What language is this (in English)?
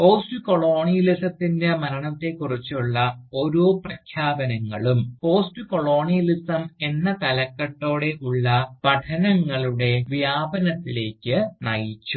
Malayalam